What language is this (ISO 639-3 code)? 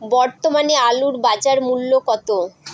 ben